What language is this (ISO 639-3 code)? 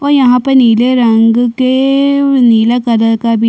hin